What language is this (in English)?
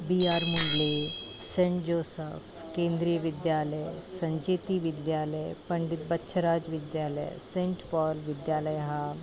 Sanskrit